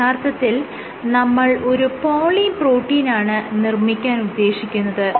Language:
Malayalam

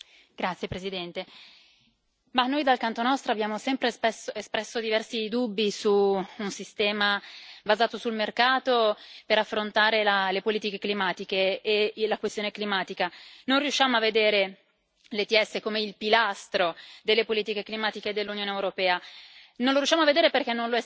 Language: Italian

